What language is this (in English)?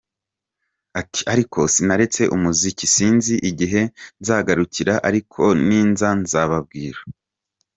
Kinyarwanda